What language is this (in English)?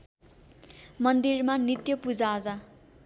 Nepali